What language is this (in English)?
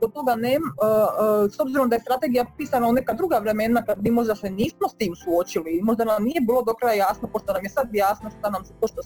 Croatian